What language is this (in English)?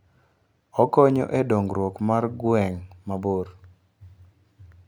Luo (Kenya and Tanzania)